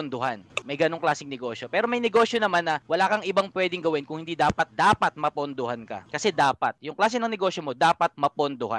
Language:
Filipino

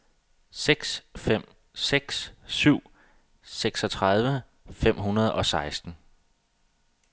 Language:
Danish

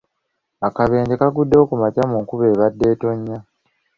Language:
Ganda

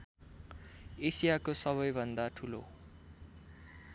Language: Nepali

